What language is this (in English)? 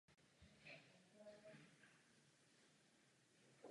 Czech